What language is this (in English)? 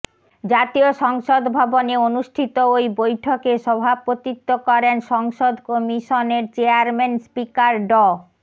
Bangla